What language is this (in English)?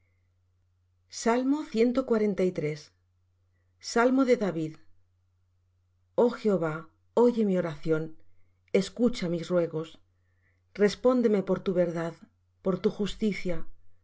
Spanish